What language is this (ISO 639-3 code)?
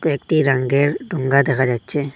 ben